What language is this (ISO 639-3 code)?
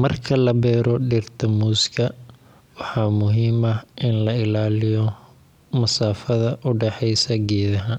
som